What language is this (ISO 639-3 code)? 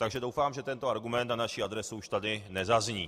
ces